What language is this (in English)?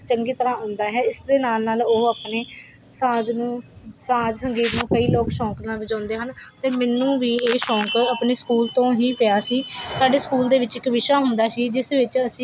Punjabi